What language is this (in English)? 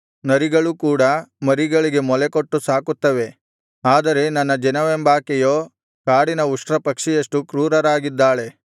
Kannada